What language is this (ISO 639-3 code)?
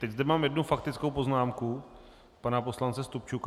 ces